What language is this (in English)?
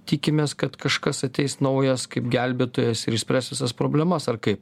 Lithuanian